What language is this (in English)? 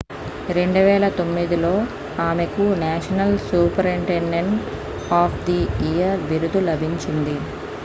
Telugu